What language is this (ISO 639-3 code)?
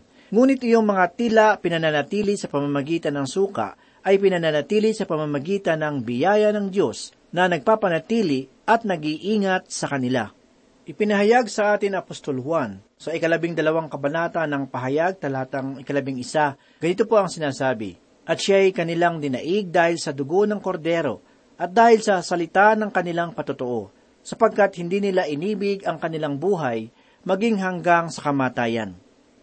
fil